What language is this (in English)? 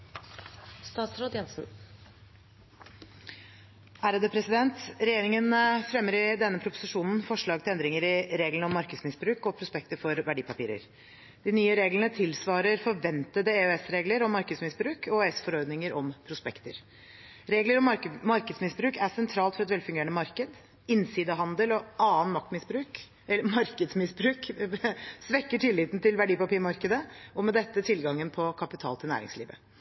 Norwegian